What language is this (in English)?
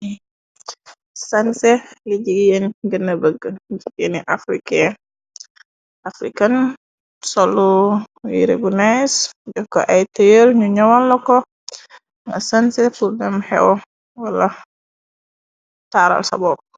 Wolof